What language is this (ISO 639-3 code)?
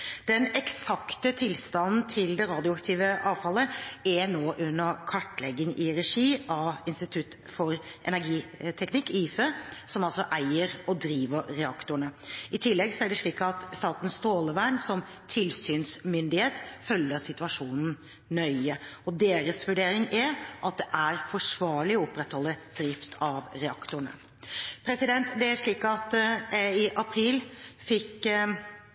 nob